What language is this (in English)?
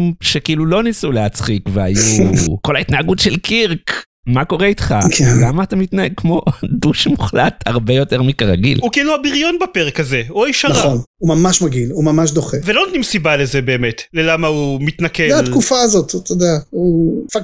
Hebrew